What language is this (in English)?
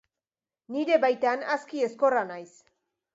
Basque